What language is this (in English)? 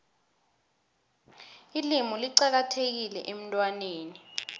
South Ndebele